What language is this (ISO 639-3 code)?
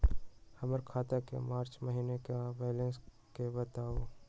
mag